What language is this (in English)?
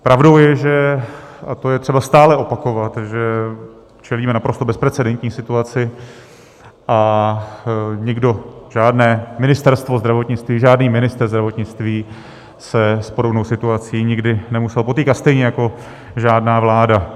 Czech